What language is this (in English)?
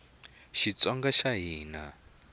Tsonga